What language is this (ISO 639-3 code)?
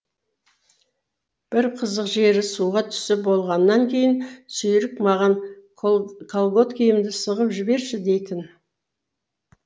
kaz